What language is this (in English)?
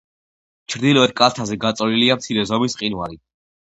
Georgian